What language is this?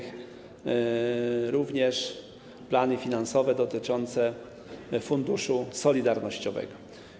Polish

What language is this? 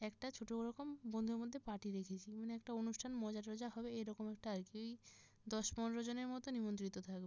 Bangla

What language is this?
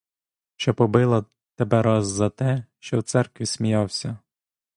Ukrainian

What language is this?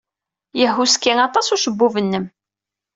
Kabyle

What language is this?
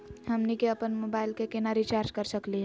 Magahi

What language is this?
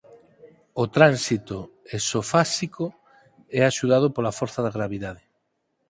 Galician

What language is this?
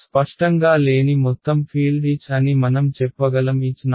Telugu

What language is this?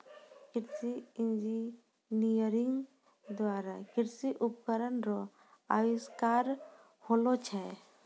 Maithili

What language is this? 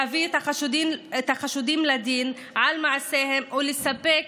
Hebrew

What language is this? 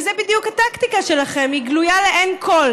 Hebrew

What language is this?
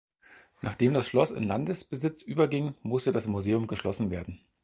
German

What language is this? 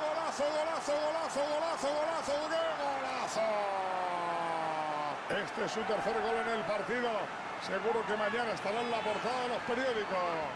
Spanish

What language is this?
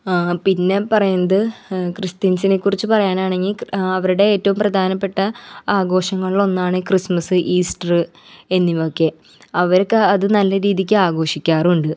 Malayalam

